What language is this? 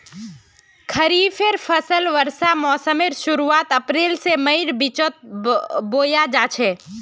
Magahi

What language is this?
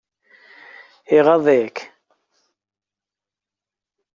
Kabyle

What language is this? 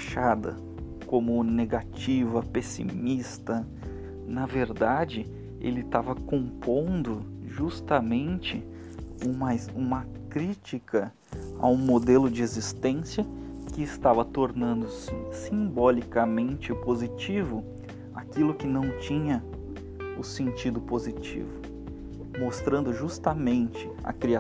Portuguese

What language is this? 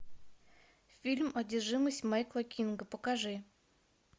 Russian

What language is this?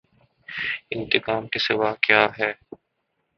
Urdu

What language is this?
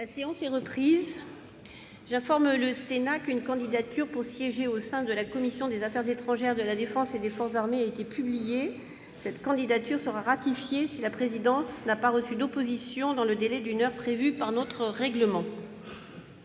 French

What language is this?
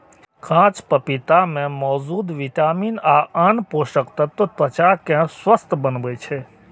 Maithili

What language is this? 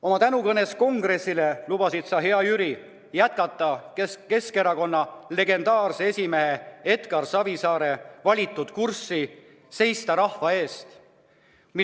Estonian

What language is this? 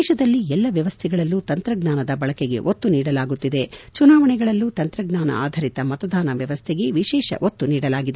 Kannada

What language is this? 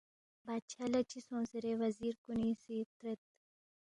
Balti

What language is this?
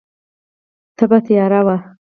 Pashto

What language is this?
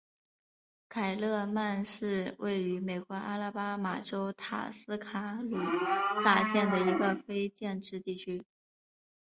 Chinese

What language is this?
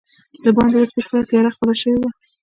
Pashto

